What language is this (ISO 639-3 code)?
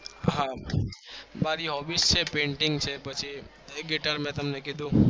guj